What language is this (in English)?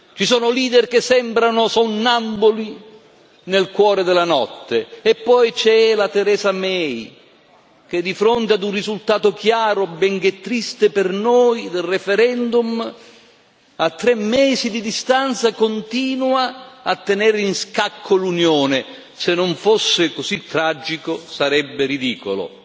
Italian